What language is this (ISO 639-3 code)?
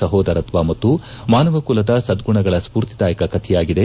kan